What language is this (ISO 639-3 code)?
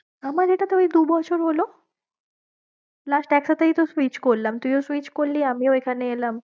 ben